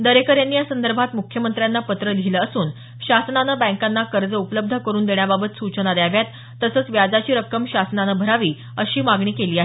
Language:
Marathi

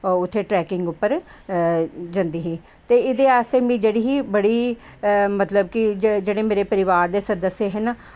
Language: Dogri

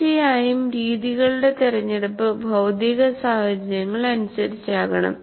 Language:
Malayalam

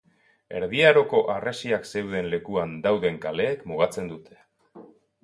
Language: Basque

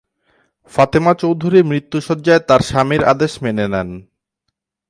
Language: Bangla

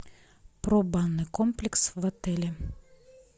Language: Russian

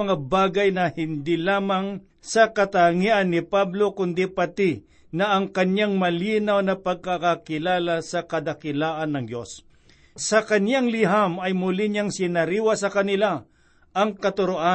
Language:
Filipino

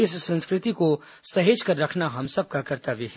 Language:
Hindi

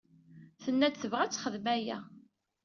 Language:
Kabyle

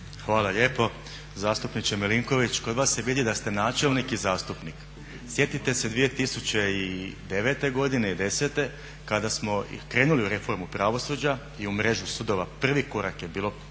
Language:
Croatian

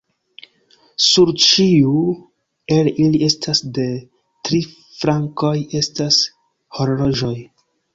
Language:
Esperanto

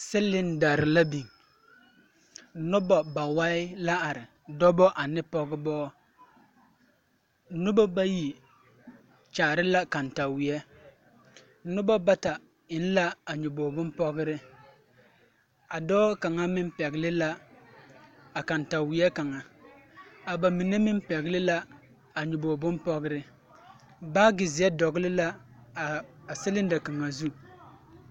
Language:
Southern Dagaare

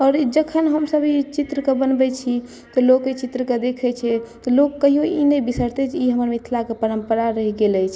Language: Maithili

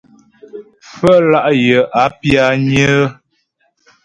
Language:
Ghomala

